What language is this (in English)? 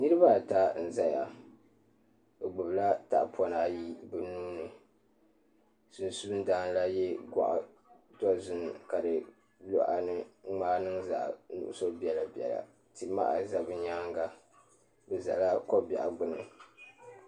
Dagbani